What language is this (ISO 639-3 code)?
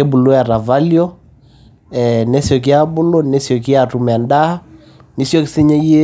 mas